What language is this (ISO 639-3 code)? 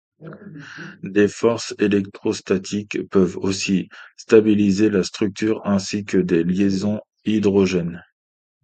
fra